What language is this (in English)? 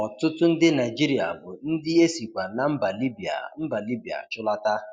Igbo